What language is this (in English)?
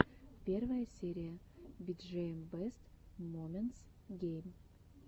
Russian